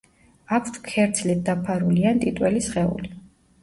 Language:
Georgian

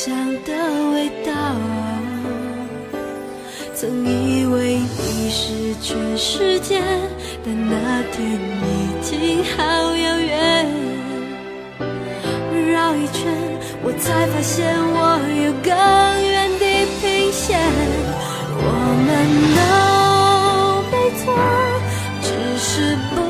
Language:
Chinese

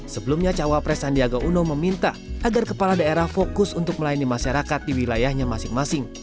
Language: Indonesian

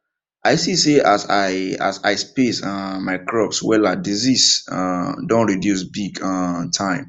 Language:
Nigerian Pidgin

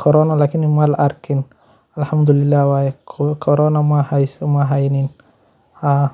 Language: Somali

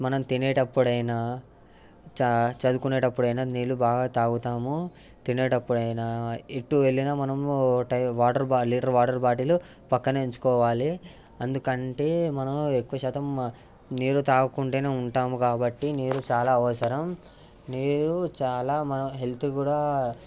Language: Telugu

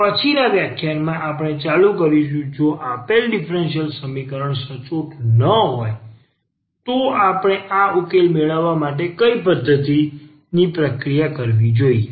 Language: Gujarati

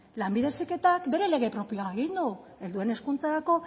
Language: Basque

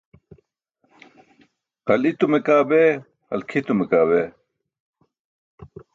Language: Burushaski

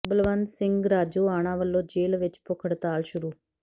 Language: Punjabi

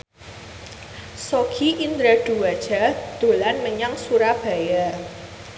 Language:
Javanese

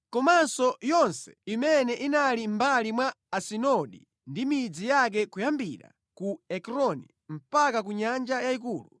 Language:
Nyanja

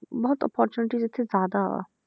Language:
Punjabi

